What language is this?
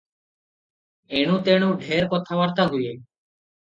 Odia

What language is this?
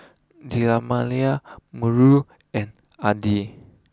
English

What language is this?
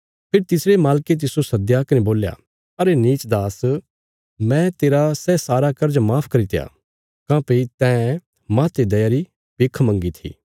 Bilaspuri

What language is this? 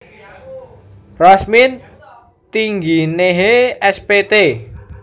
Javanese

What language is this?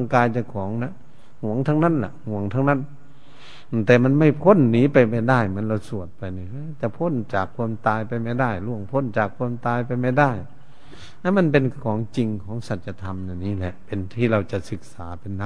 Thai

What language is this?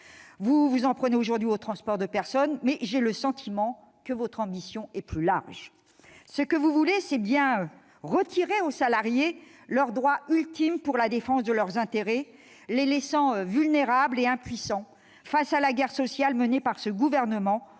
French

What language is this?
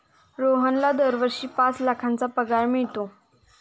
Marathi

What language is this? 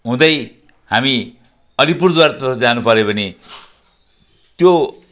Nepali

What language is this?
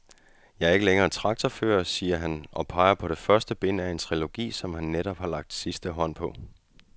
Danish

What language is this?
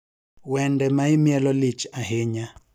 Luo (Kenya and Tanzania)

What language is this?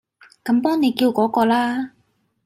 Cantonese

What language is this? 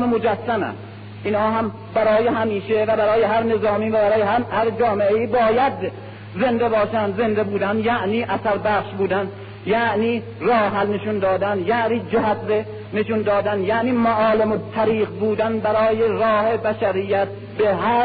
Persian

